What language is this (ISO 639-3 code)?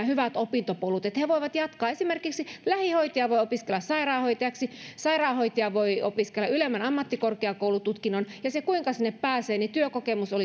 fin